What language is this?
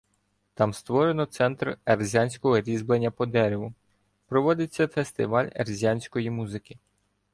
Ukrainian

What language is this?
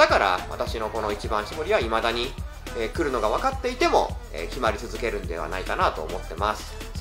Japanese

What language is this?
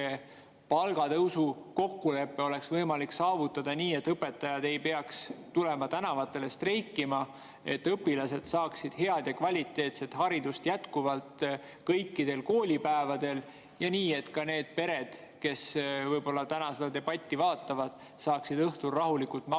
Estonian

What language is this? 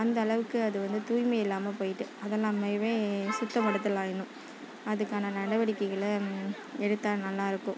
Tamil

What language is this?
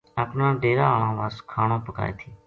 Gujari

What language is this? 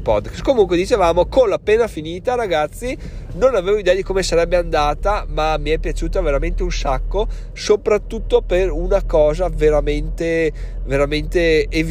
Italian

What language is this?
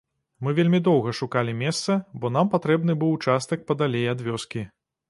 Belarusian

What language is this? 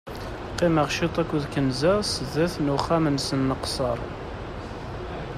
Kabyle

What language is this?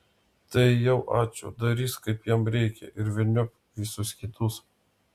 Lithuanian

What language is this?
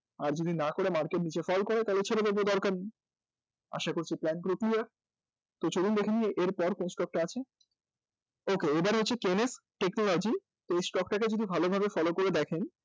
Bangla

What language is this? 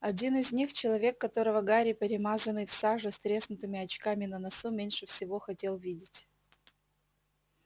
Russian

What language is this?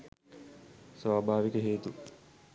Sinhala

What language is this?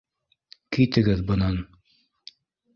Bashkir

